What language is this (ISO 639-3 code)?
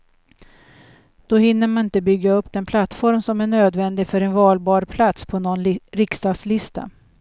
swe